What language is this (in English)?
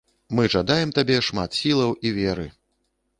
Belarusian